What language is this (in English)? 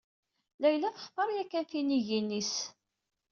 Kabyle